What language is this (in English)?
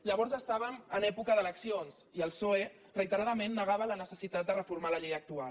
Catalan